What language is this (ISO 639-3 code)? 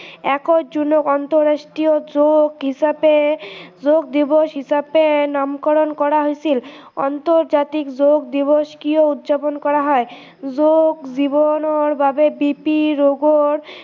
asm